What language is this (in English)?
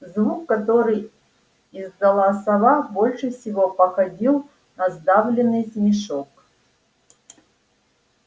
Russian